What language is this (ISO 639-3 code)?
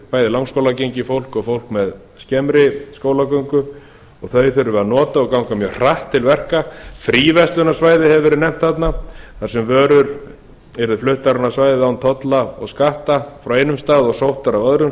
isl